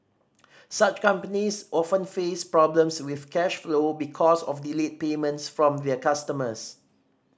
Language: English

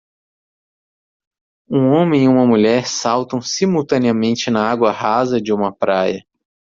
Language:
Portuguese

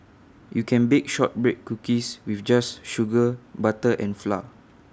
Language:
English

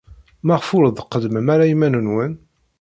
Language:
Kabyle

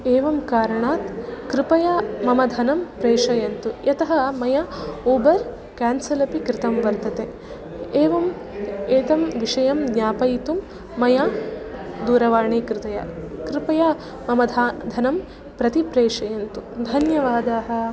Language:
Sanskrit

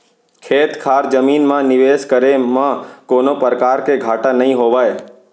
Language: Chhattisgarhi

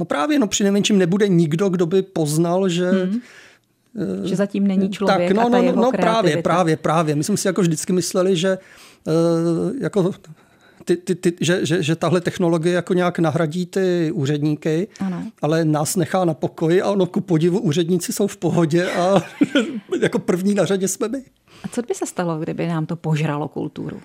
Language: Czech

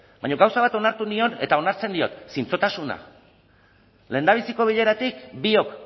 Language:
Basque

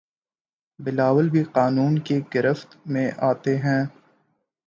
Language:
Urdu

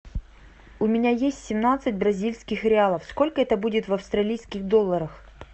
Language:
Russian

